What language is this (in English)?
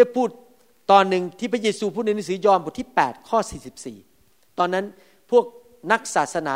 Thai